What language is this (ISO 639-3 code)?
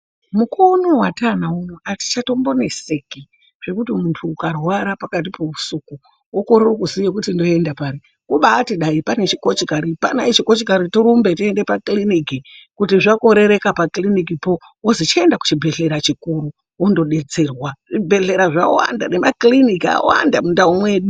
ndc